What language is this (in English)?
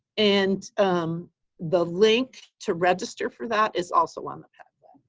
English